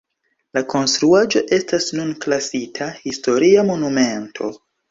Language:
Esperanto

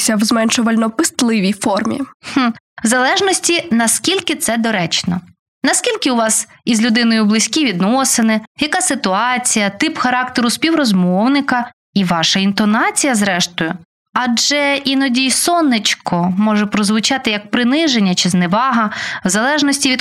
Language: Ukrainian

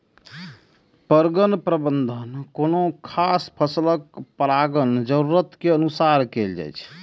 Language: Maithili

